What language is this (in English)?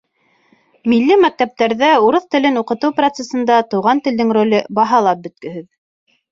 Bashkir